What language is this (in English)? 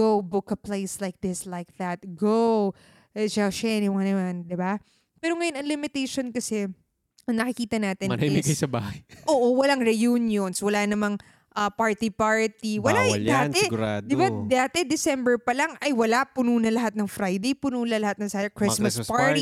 Filipino